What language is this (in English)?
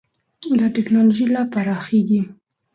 Pashto